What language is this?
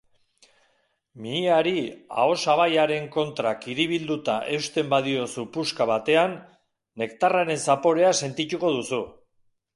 Basque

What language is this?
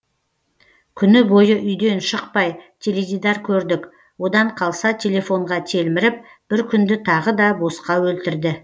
Kazakh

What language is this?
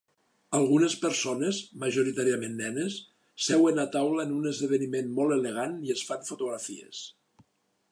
Catalan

